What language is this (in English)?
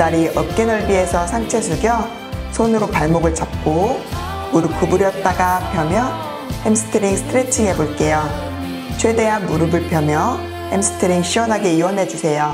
Korean